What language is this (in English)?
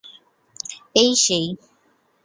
Bangla